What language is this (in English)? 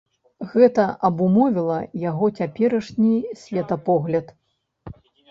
Belarusian